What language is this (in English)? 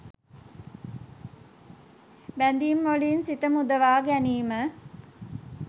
Sinhala